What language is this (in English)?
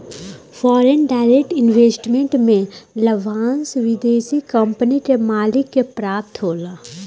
Bhojpuri